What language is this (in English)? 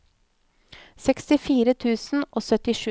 Norwegian